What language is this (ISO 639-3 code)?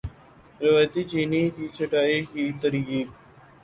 urd